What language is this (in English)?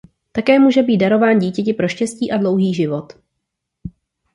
Czech